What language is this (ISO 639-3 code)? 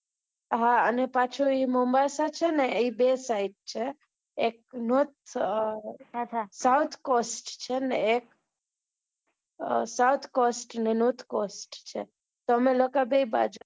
guj